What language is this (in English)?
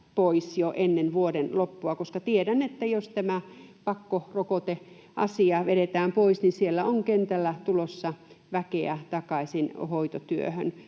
Finnish